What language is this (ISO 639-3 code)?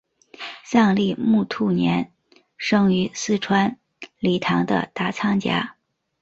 zho